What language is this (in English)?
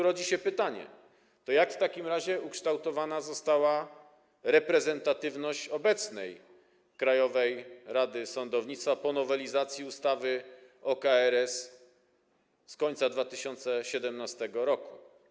Polish